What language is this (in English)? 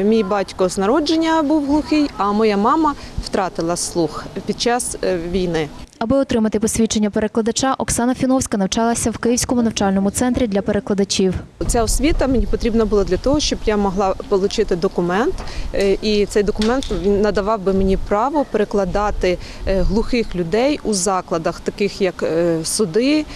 Ukrainian